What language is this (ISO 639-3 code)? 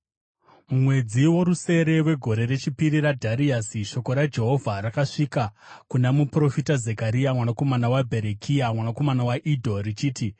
sna